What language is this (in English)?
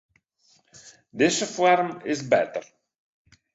Western Frisian